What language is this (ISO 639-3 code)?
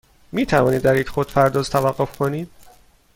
fas